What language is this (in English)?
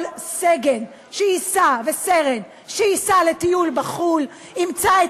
Hebrew